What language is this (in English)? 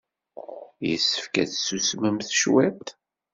Kabyle